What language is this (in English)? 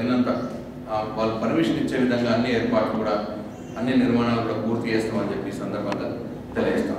Indonesian